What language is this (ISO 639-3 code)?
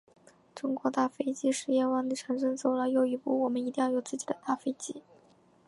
zho